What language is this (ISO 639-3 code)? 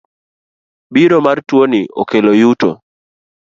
luo